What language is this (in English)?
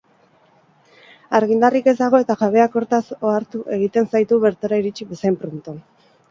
Basque